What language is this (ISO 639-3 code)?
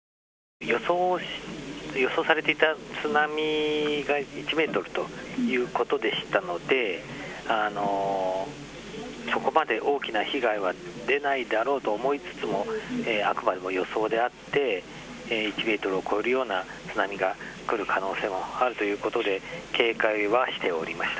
jpn